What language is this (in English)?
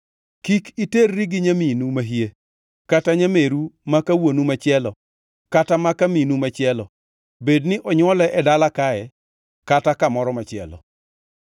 Luo (Kenya and Tanzania)